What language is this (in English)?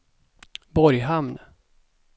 Swedish